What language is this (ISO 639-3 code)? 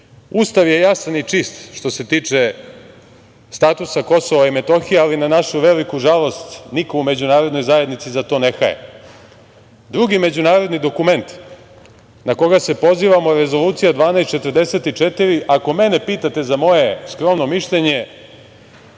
srp